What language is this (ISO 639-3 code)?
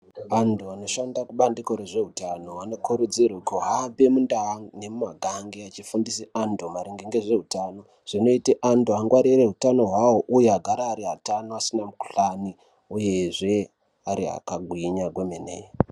ndc